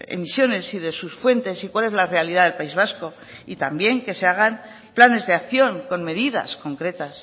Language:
Spanish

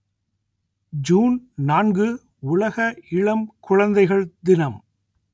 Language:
Tamil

